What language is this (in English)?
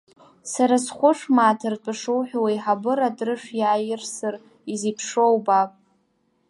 Abkhazian